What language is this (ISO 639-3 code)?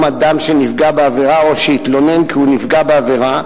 heb